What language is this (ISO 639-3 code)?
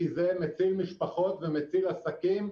heb